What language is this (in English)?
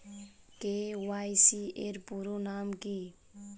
Bangla